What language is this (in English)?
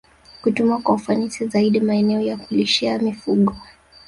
Swahili